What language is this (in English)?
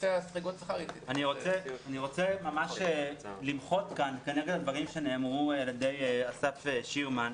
Hebrew